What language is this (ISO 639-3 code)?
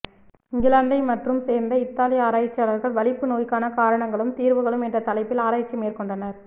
tam